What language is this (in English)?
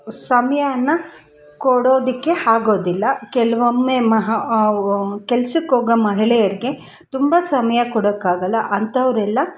Kannada